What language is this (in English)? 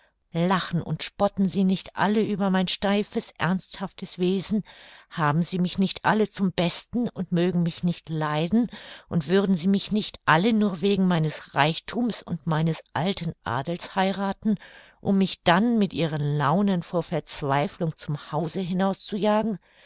German